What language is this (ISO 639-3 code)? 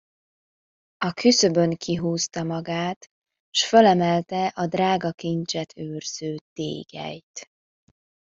hun